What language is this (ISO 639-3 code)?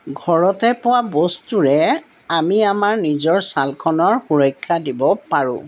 asm